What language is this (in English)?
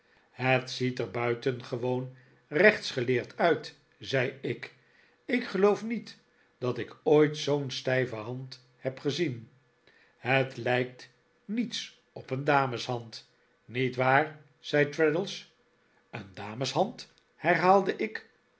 Dutch